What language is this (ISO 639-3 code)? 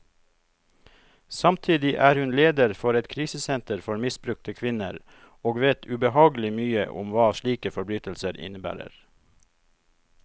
nor